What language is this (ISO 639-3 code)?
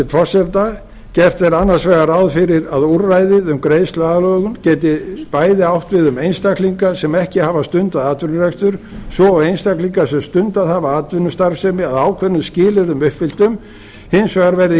isl